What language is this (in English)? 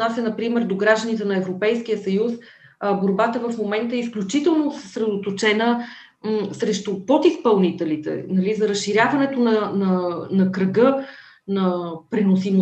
Bulgarian